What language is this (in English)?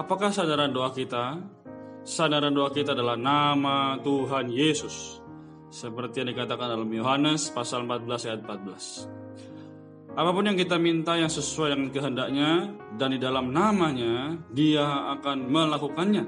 Indonesian